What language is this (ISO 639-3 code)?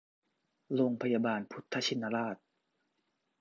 tha